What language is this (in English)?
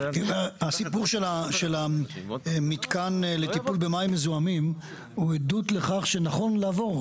Hebrew